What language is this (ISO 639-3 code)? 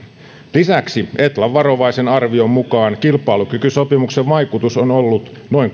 fin